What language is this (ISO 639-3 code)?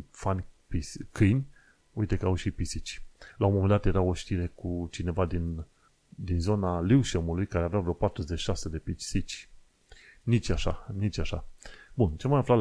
ron